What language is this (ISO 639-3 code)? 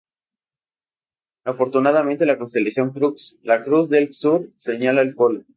spa